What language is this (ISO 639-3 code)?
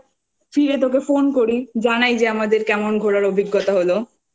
ben